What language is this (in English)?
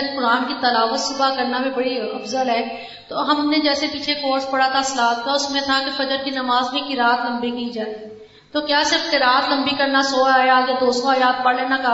Urdu